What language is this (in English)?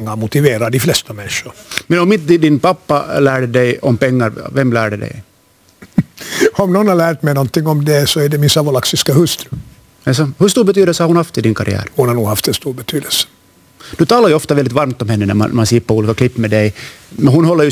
Swedish